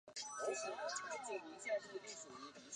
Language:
Chinese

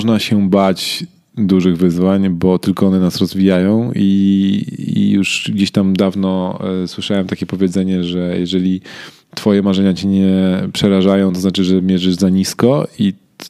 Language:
Polish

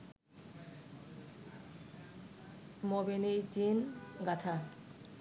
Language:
Bangla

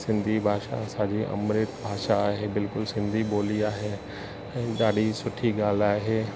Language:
Sindhi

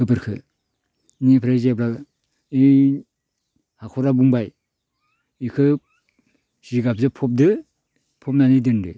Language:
Bodo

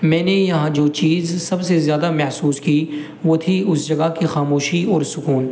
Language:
Urdu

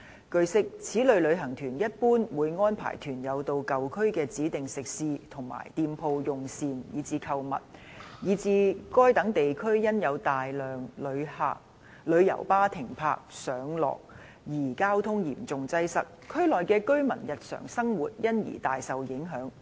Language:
Cantonese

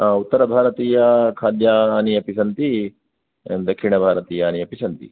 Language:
Sanskrit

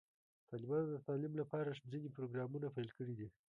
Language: Pashto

